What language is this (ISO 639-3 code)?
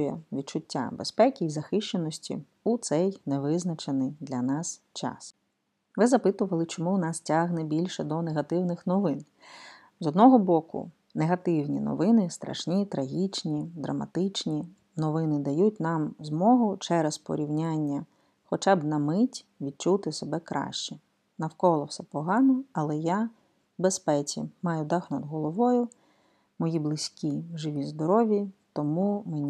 ukr